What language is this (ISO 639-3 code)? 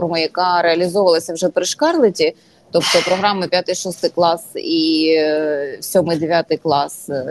ukr